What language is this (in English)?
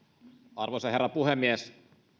Finnish